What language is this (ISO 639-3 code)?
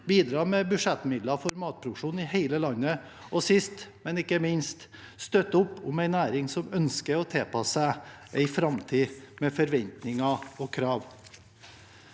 nor